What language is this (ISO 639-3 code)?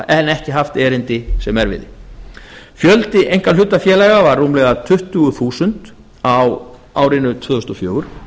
isl